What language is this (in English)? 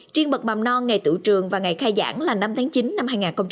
Vietnamese